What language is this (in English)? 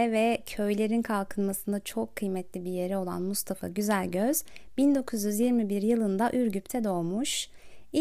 Turkish